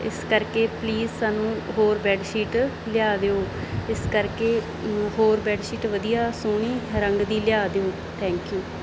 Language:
Punjabi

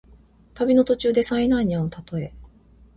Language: Japanese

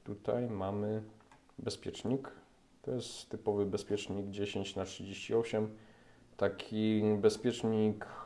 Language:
Polish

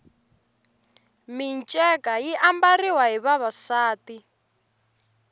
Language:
Tsonga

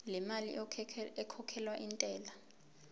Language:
Zulu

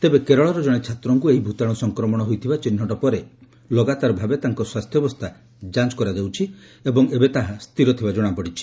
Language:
Odia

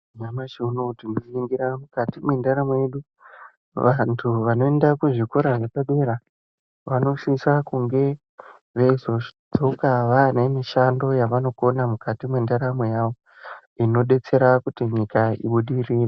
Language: Ndau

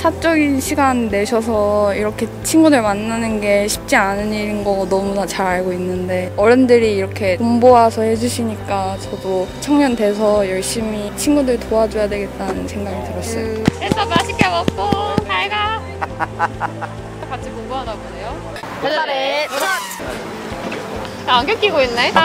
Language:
Korean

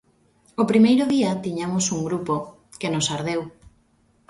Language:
Galician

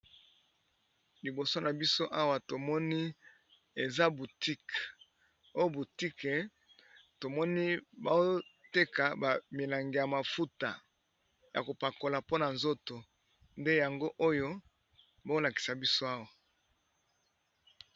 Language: Lingala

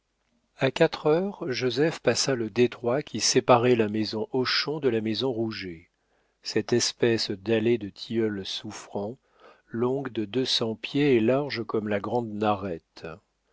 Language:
French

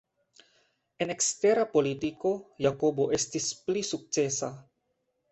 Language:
Esperanto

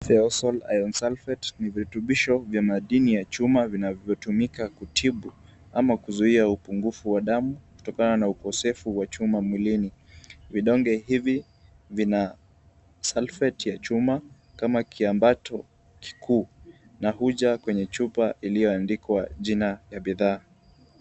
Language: Swahili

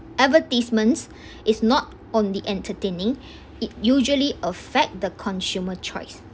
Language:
English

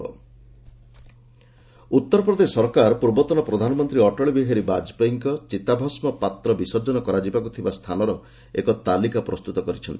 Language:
Odia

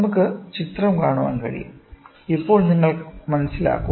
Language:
Malayalam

